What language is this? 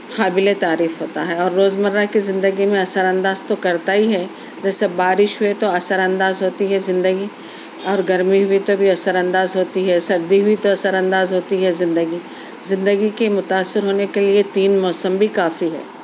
Urdu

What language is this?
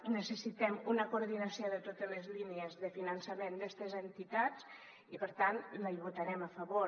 Catalan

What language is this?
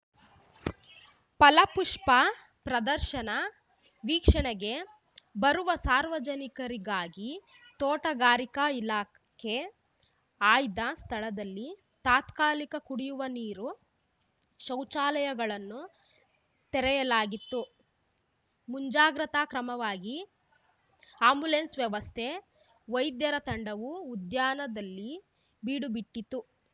Kannada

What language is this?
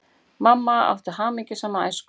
Icelandic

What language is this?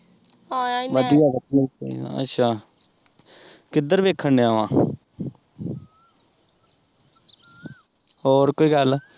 Punjabi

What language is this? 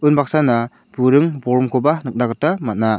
Garo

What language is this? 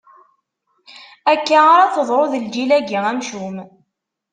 Kabyle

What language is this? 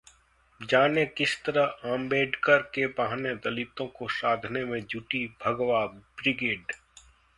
Hindi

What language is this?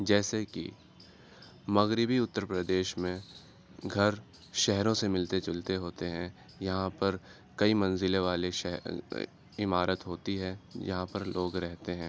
Urdu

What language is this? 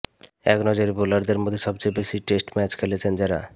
Bangla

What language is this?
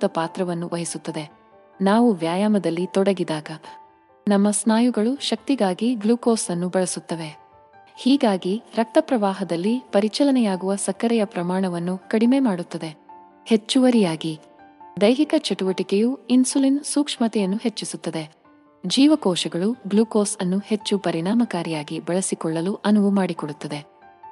Kannada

